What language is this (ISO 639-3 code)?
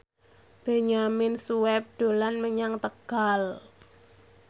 jav